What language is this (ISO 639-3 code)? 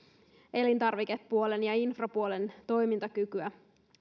fin